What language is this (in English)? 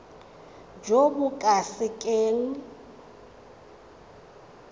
Tswana